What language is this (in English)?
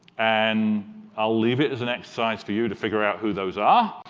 English